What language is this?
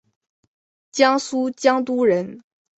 Chinese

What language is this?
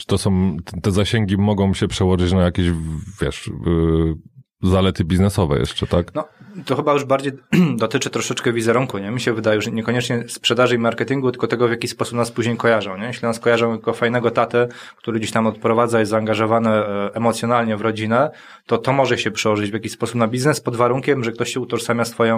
Polish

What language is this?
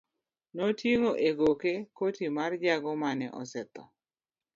Luo (Kenya and Tanzania)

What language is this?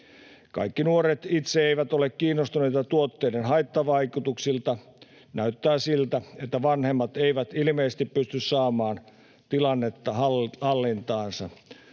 Finnish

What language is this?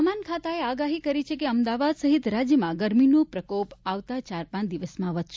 Gujarati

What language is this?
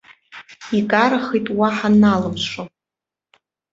Abkhazian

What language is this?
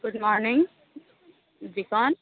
Urdu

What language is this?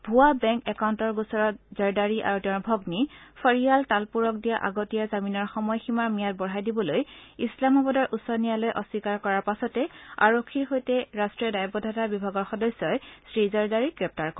Assamese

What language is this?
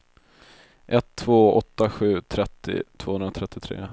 Swedish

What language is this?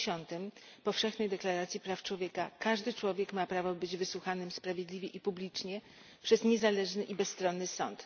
Polish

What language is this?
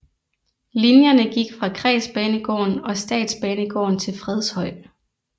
Danish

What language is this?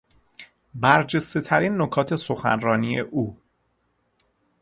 Persian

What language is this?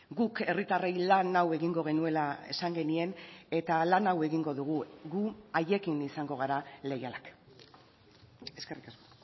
Basque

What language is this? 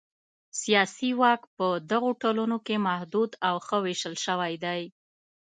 Pashto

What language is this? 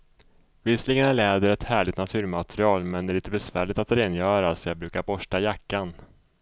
Swedish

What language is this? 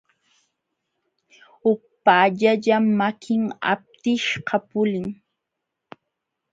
Jauja Wanca Quechua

